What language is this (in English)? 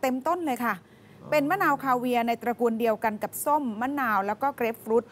Thai